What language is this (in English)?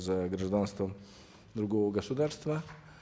Kazakh